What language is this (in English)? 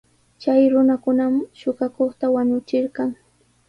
Sihuas Ancash Quechua